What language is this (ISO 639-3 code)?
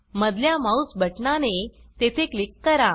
mar